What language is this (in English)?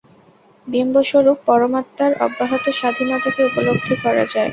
Bangla